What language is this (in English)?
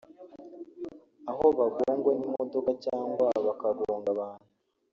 Kinyarwanda